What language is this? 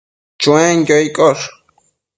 Matsés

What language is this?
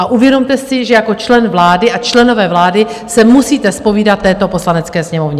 Czech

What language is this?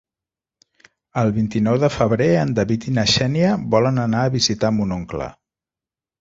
Catalan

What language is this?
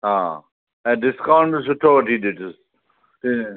Sindhi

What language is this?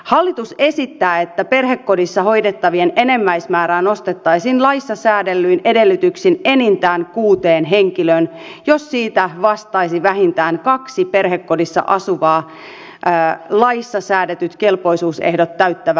Finnish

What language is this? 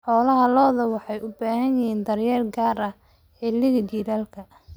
Somali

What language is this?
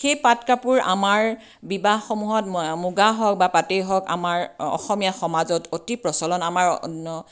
Assamese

